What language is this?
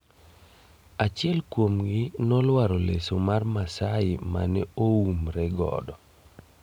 Luo (Kenya and Tanzania)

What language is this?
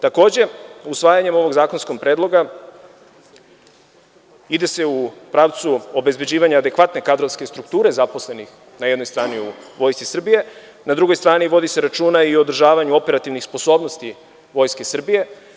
Serbian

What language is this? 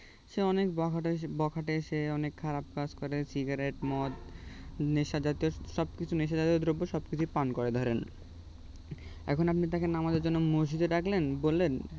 Bangla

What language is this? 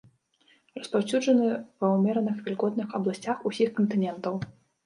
Belarusian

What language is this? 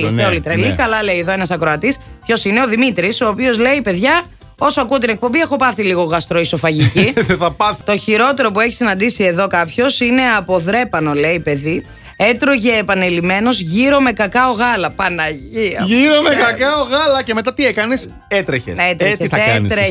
Greek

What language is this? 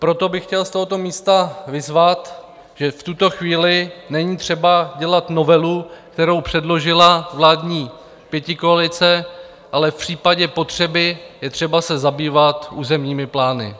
Czech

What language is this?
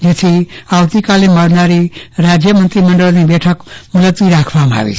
Gujarati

